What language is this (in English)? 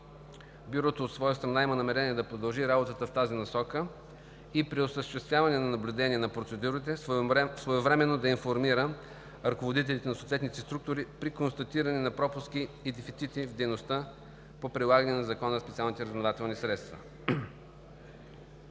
Bulgarian